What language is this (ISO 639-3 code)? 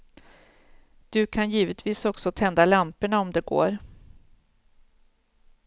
swe